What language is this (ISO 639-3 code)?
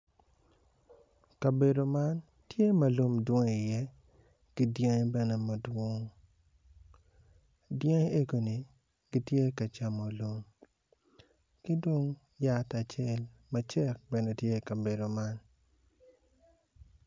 ach